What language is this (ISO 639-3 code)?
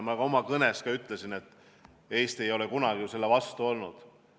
est